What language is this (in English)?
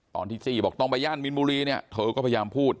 Thai